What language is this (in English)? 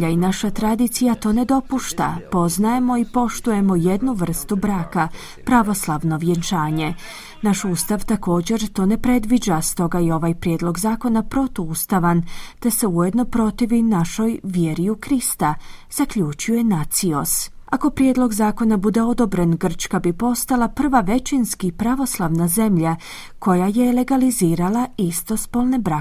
Croatian